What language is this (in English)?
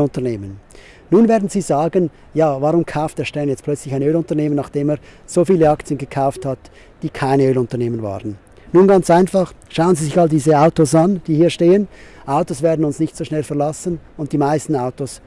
German